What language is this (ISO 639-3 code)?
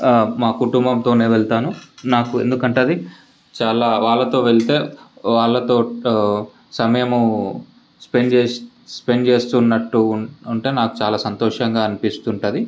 tel